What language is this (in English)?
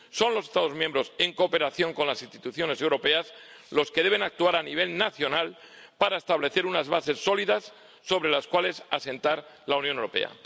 Spanish